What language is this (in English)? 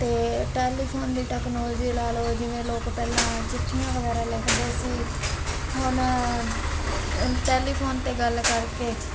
Punjabi